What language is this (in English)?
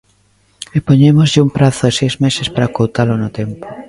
Galician